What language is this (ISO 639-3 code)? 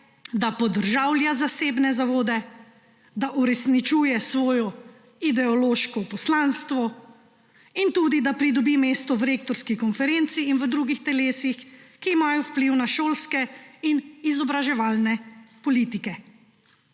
slv